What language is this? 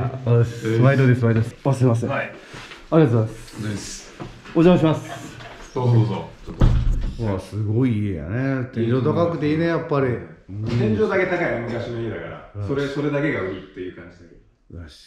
Japanese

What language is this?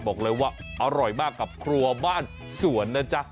Thai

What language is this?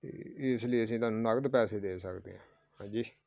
Punjabi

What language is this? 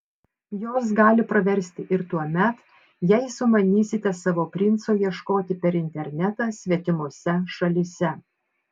Lithuanian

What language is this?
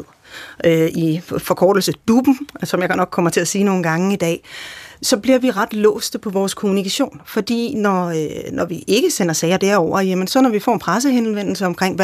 Danish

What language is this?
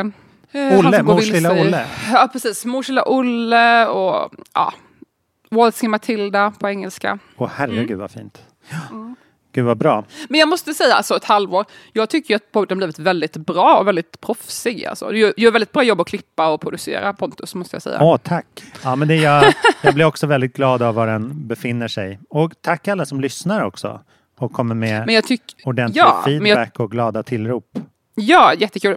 Swedish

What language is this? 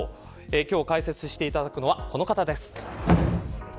Japanese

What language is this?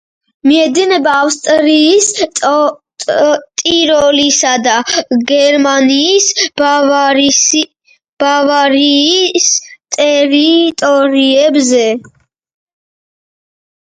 Georgian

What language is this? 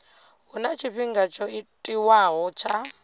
Venda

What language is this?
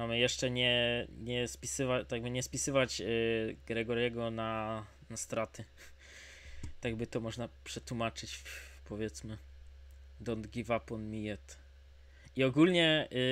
Polish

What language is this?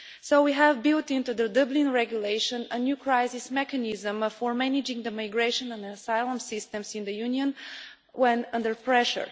English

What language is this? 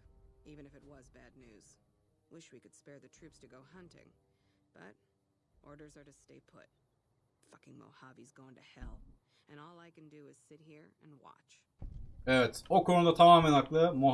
Turkish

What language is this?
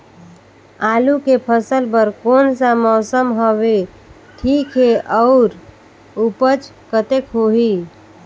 Chhattisgarhi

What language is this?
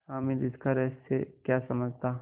Hindi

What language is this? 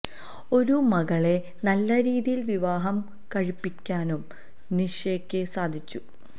Malayalam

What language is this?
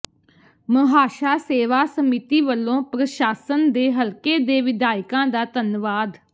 Punjabi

